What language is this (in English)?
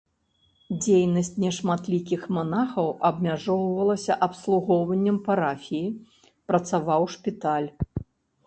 Belarusian